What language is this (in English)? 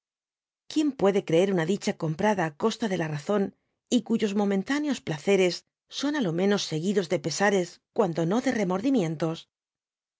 Spanish